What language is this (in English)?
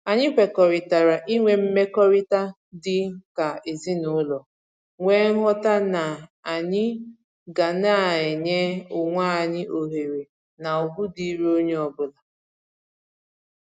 Igbo